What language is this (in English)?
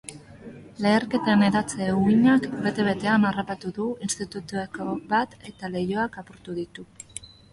Basque